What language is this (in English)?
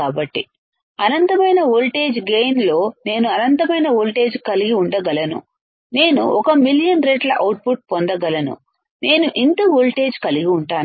Telugu